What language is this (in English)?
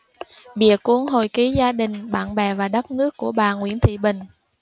Vietnamese